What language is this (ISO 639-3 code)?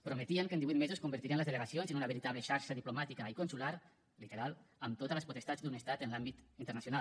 cat